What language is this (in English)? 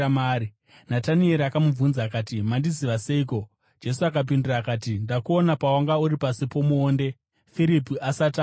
Shona